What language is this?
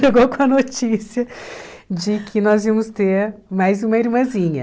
Portuguese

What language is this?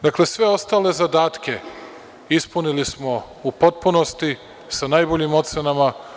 Serbian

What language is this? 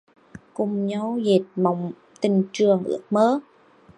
Vietnamese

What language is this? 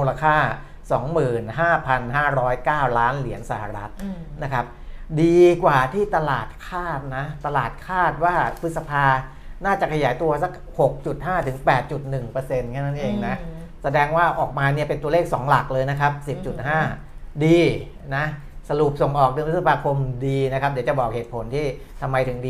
Thai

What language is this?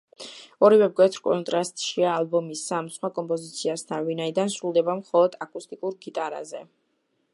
Georgian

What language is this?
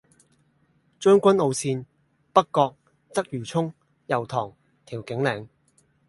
Cantonese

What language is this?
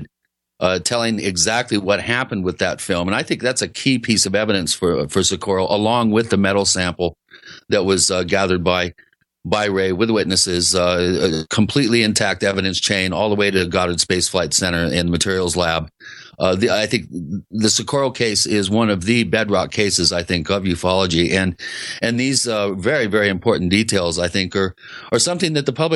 English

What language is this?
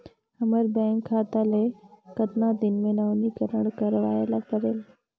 Chhattisgarhi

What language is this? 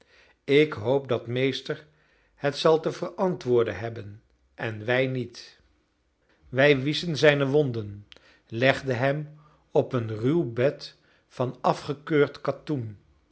Dutch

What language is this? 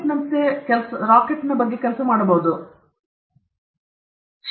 Kannada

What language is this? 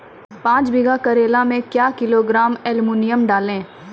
Maithili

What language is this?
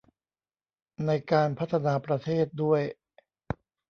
Thai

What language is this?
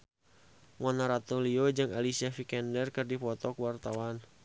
Sundanese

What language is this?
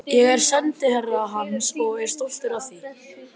Icelandic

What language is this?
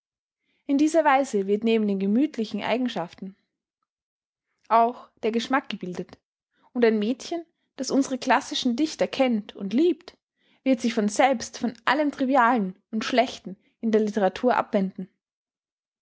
German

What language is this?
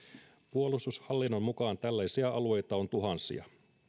Finnish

